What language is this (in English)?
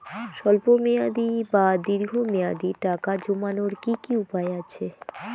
Bangla